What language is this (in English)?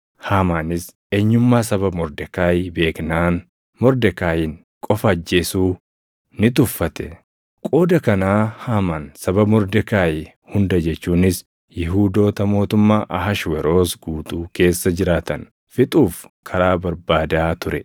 Oromo